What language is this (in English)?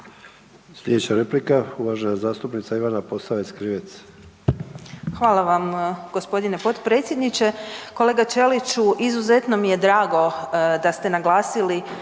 Croatian